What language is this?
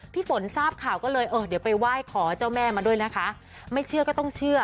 Thai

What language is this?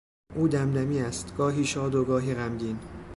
Persian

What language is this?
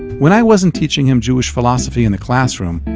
English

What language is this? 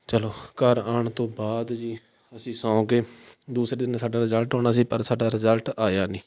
Punjabi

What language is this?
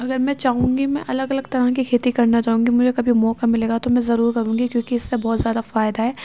Urdu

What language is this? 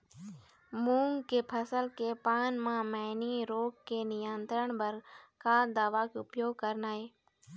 Chhattisgarhi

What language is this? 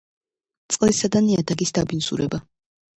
Georgian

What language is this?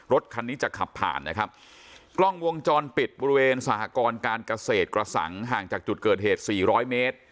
Thai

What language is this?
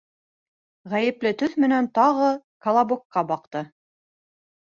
Bashkir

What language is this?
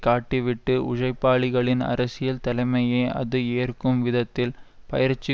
Tamil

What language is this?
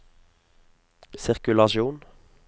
Norwegian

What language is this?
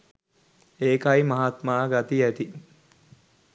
Sinhala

